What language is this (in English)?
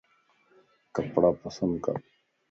Lasi